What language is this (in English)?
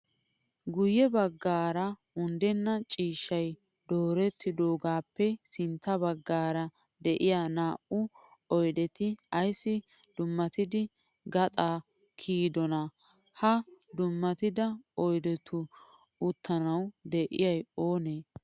Wolaytta